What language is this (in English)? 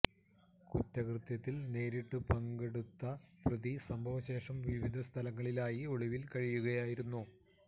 Malayalam